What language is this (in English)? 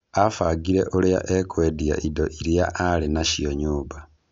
Kikuyu